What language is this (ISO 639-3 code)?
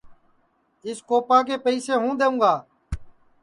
ssi